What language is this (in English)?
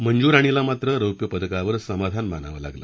Marathi